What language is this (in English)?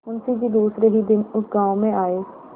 Hindi